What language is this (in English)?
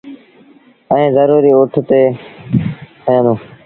Sindhi Bhil